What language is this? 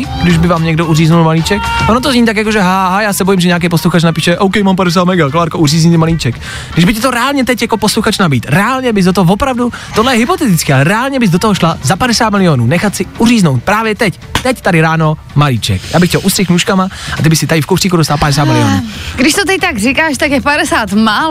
Czech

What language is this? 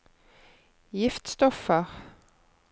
Norwegian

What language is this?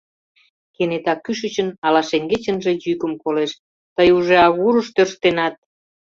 Mari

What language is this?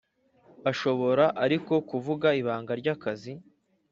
Kinyarwanda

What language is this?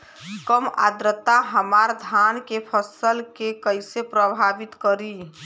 Bhojpuri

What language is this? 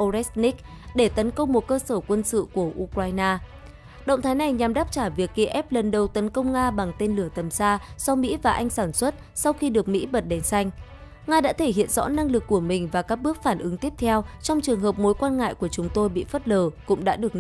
Vietnamese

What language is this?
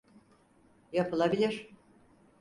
Turkish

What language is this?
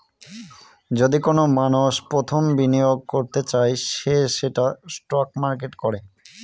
Bangla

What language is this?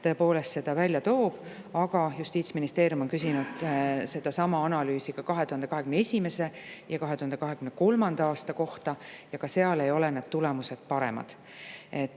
Estonian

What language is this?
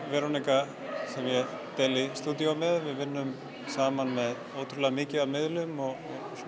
Icelandic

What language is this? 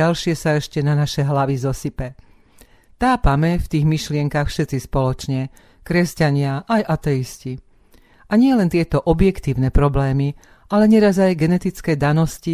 Slovak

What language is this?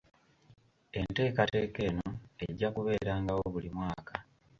Ganda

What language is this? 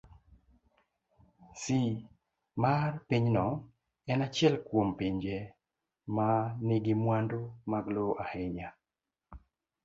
Luo (Kenya and Tanzania)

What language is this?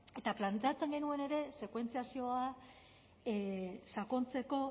Basque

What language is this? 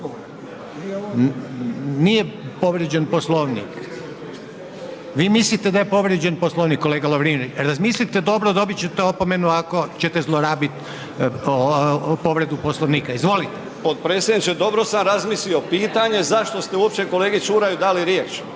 Croatian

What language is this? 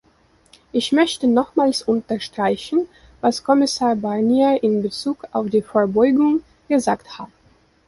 German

